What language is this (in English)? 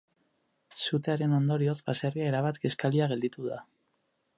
Basque